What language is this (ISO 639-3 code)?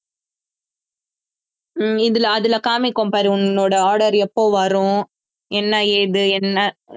tam